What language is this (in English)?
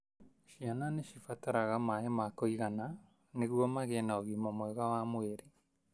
Kikuyu